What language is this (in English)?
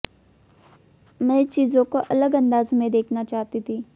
Hindi